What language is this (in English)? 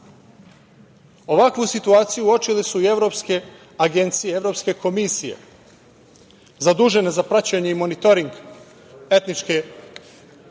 Serbian